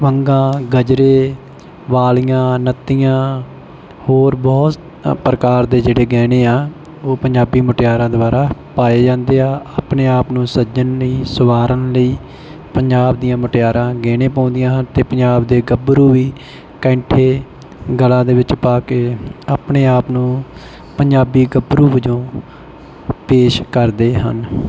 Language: Punjabi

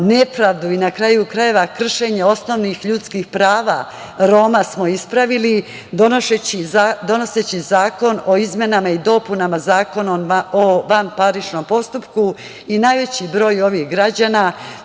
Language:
Serbian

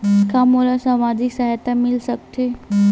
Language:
Chhattisgarhi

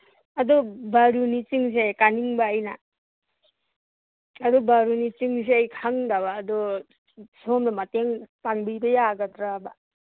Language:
Manipuri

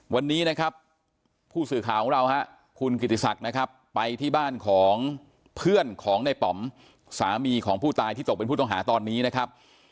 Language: Thai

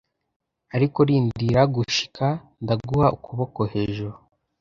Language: Kinyarwanda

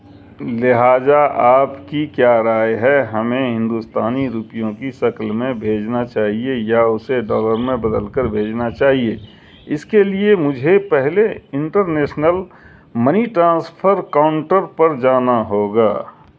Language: Urdu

